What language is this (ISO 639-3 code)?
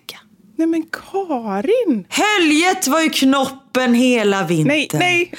swe